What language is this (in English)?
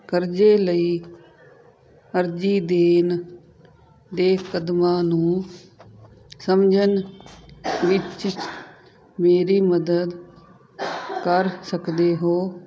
Punjabi